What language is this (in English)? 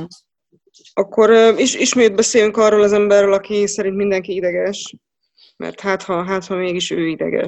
Hungarian